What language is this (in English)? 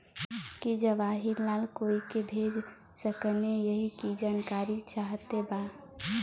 Bhojpuri